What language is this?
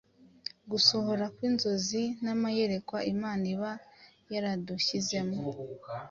Kinyarwanda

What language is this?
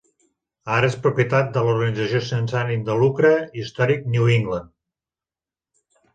Catalan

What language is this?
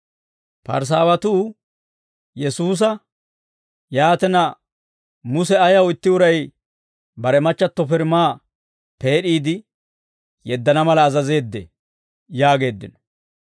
Dawro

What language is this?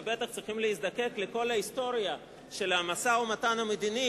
Hebrew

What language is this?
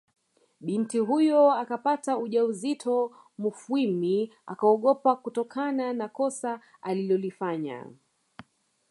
Swahili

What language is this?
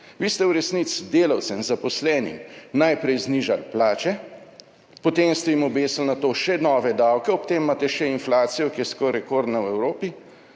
Slovenian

